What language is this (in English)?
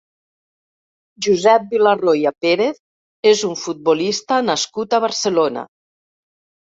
Catalan